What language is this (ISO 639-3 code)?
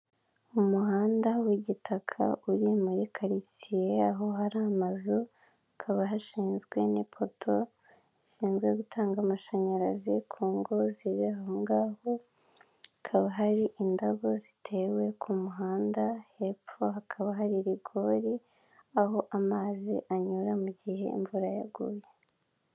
kin